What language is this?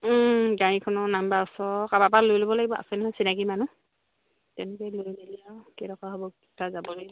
Assamese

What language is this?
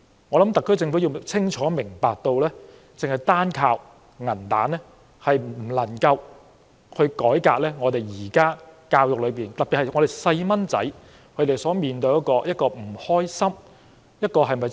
Cantonese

